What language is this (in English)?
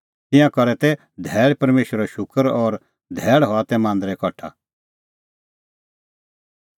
Kullu Pahari